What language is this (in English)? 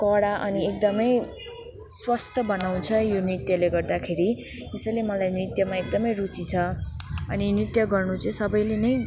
Nepali